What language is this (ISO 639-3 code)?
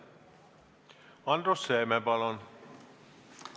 est